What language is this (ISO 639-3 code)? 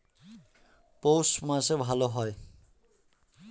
ben